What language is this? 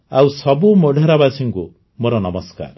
Odia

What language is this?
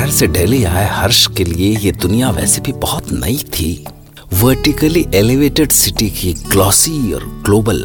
Hindi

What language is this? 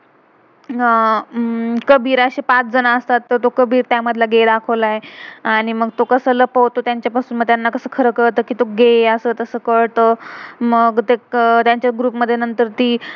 Marathi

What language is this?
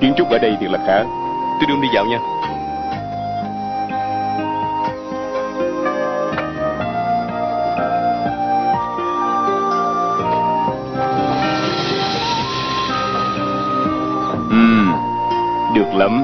Vietnamese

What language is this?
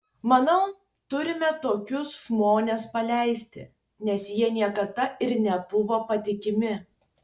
Lithuanian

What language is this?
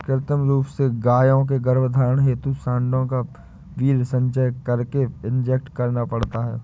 Hindi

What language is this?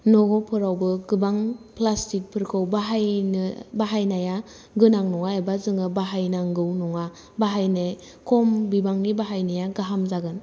Bodo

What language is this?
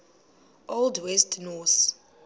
Xhosa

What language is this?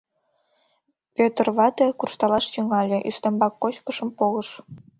Mari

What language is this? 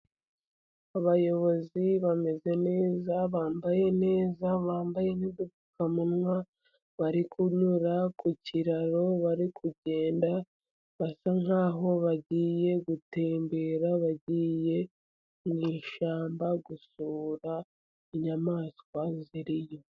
Kinyarwanda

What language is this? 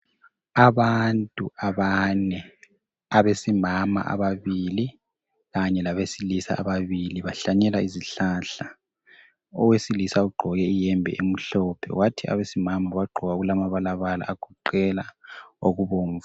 North Ndebele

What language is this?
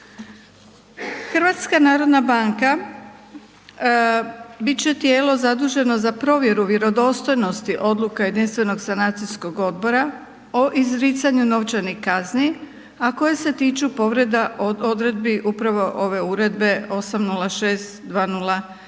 Croatian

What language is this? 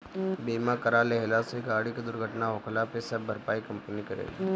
Bhojpuri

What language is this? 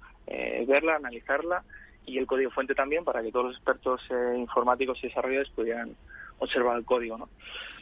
Spanish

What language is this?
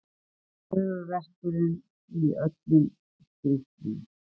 Icelandic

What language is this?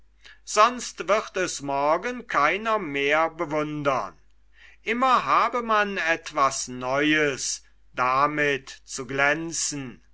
German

